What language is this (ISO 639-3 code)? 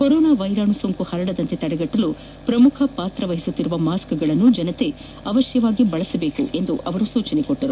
kan